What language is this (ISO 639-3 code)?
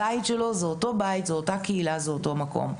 heb